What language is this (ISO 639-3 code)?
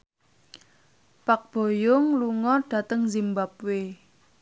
jav